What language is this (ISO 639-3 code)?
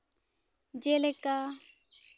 sat